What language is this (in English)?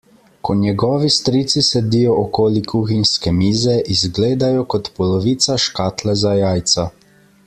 Slovenian